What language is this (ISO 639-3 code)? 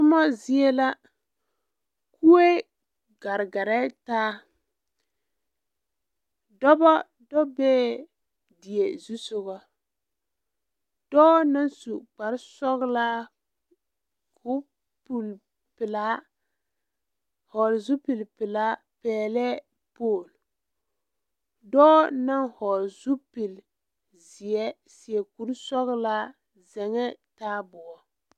dga